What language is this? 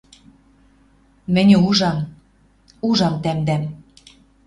Western Mari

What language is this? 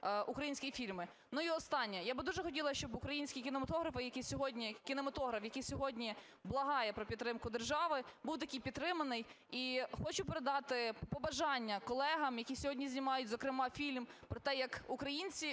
Ukrainian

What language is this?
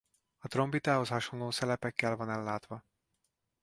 Hungarian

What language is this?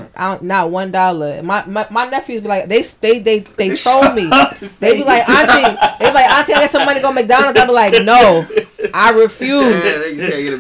English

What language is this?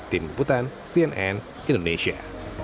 Indonesian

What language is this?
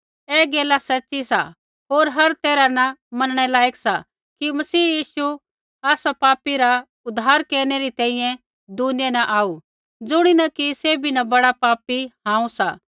Kullu Pahari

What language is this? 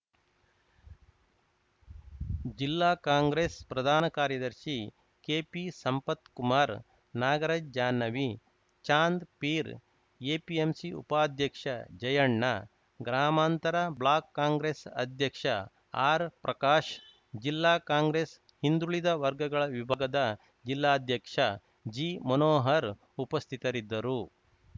Kannada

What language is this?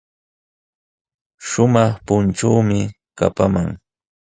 Sihuas Ancash Quechua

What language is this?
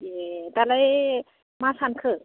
Bodo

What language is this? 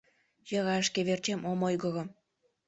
Mari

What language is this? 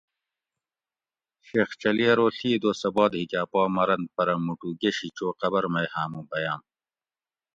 Gawri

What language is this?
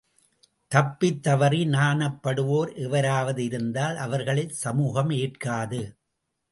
Tamil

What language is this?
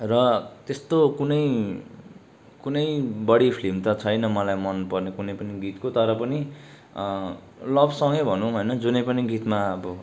Nepali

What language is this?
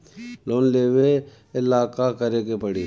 Bhojpuri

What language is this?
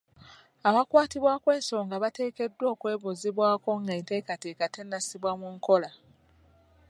Ganda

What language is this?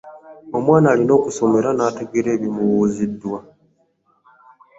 Ganda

